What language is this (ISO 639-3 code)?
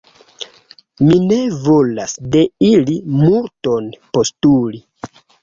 epo